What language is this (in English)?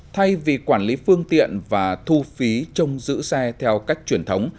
Vietnamese